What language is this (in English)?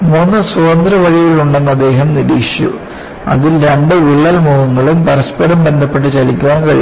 Malayalam